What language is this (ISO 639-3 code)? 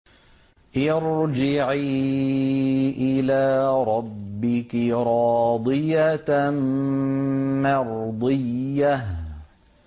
ara